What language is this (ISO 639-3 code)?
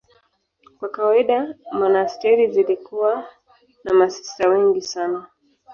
swa